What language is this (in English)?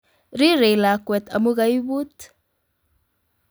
Kalenjin